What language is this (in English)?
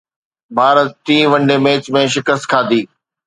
Sindhi